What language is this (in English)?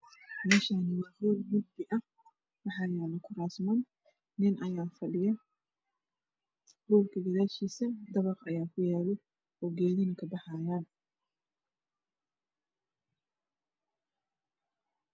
Somali